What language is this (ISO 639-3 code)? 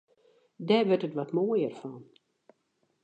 fry